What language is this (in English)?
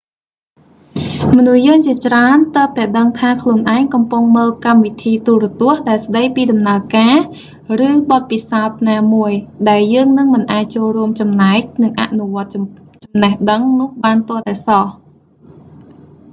Khmer